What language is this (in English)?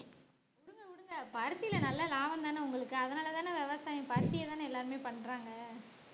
Tamil